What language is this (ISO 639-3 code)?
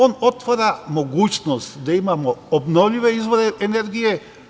srp